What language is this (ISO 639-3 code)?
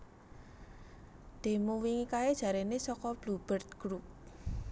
jav